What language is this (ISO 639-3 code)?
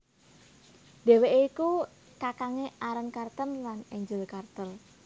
jav